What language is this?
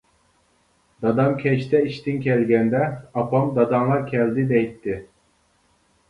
Uyghur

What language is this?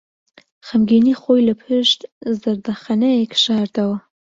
Central Kurdish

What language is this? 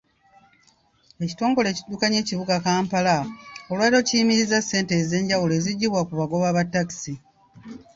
Ganda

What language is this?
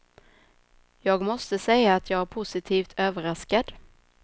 Swedish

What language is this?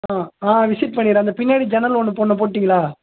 Tamil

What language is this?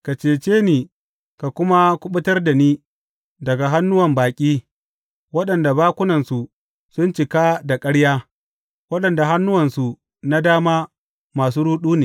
Hausa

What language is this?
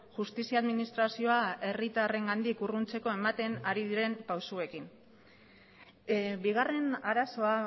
Basque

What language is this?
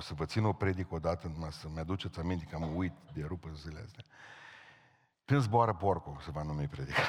Romanian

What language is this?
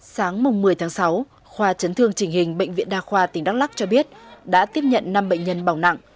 Vietnamese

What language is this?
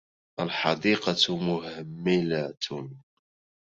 Arabic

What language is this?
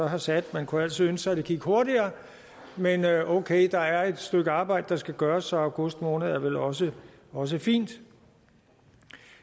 Danish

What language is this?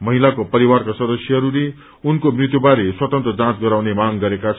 Nepali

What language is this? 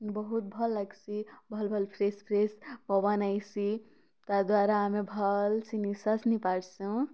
Odia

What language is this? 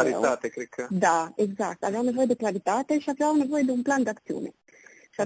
Romanian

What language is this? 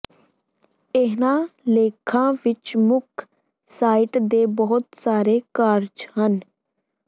Punjabi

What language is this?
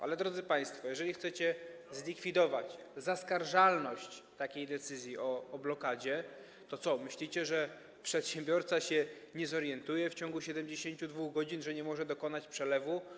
Polish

